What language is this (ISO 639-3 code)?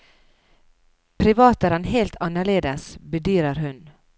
nor